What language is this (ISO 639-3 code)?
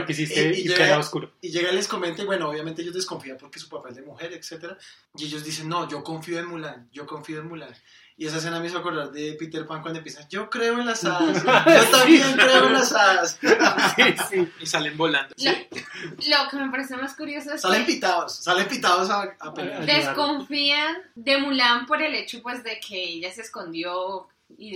spa